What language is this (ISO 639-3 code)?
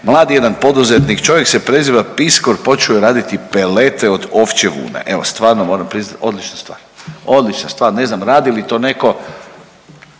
hrv